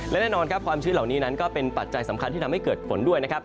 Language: Thai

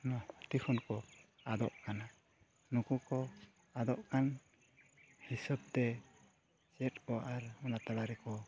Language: Santali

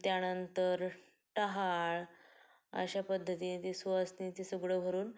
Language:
Marathi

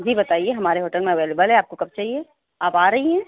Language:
Urdu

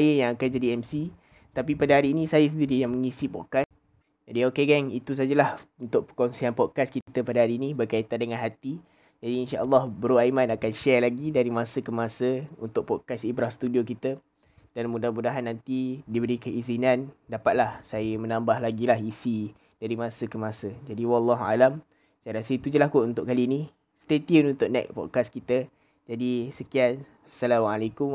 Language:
Malay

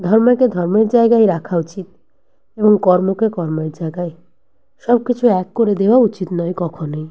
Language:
Bangla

